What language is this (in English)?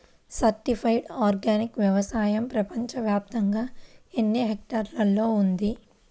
Telugu